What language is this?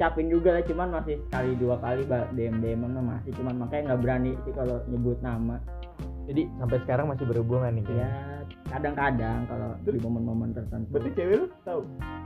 Indonesian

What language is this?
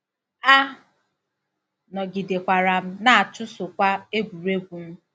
Igbo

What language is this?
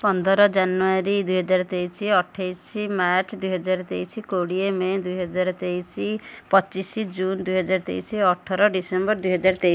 Odia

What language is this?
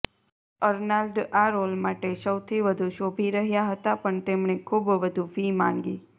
Gujarati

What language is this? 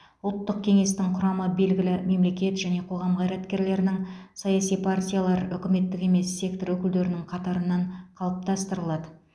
Kazakh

